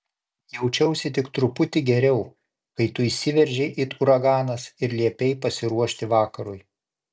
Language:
Lithuanian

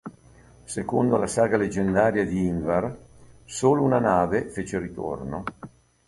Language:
Italian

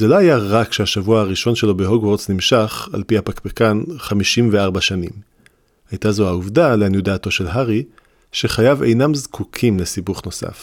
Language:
Hebrew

